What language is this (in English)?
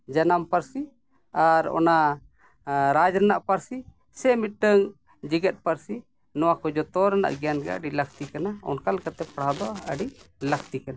Santali